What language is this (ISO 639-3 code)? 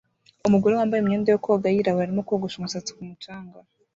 kin